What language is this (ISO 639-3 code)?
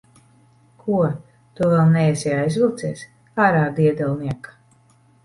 lav